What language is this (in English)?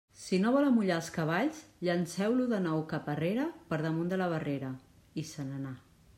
Catalan